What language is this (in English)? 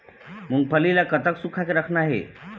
Chhattisgarhi